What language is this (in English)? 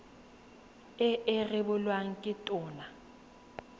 Tswana